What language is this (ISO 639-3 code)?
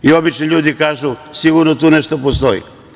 srp